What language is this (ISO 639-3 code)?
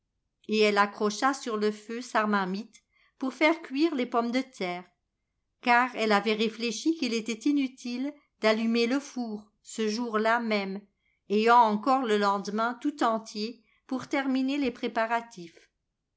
fra